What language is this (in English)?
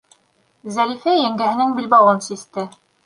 Bashkir